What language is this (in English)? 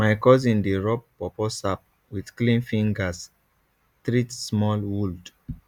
Nigerian Pidgin